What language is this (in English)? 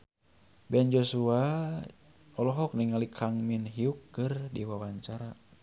Sundanese